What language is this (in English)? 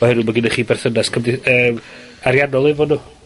Welsh